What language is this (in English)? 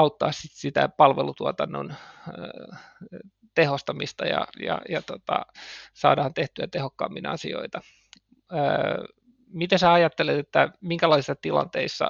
Finnish